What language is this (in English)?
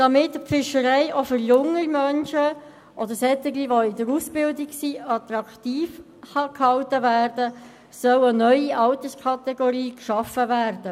Swiss German